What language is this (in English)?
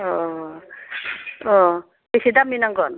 Bodo